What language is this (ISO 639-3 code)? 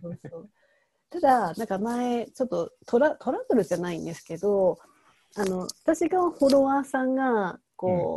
jpn